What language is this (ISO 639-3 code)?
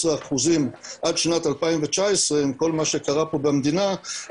heb